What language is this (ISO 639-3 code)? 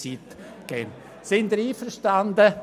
gsw